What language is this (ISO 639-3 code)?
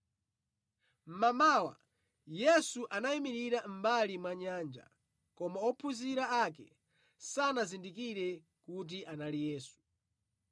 nya